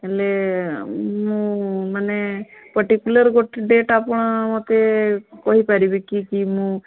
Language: Odia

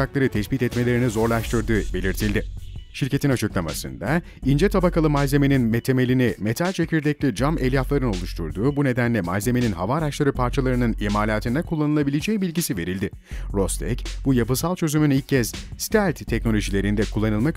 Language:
Turkish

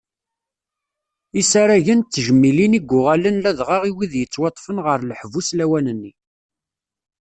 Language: Kabyle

